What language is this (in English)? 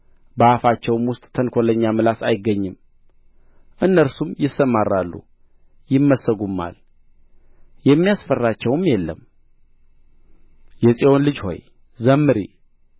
Amharic